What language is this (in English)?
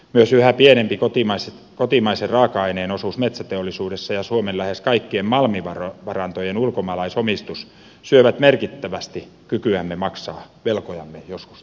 Finnish